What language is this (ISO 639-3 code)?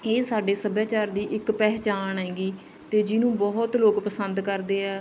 pan